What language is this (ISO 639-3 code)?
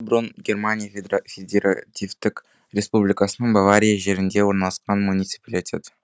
kaz